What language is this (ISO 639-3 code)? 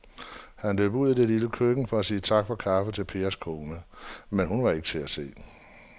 dan